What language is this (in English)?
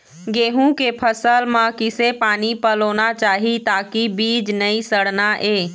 Chhattisgarhi